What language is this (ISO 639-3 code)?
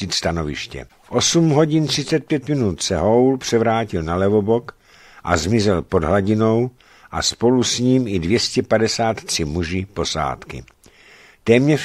ces